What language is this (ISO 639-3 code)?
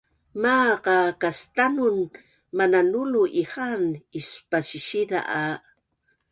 bnn